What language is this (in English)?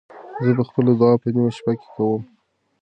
Pashto